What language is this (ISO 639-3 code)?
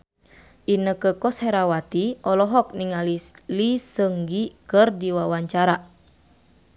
sun